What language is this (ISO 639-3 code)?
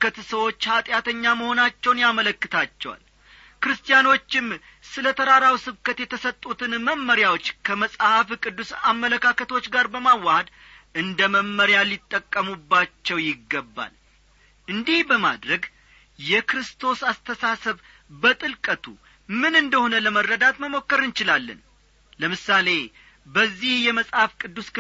amh